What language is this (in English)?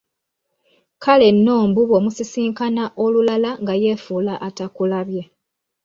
Ganda